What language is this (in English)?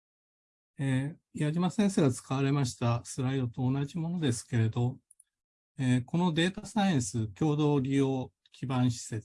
Japanese